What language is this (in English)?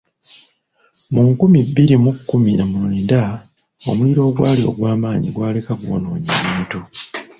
Ganda